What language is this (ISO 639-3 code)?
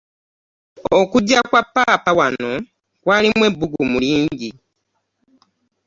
lug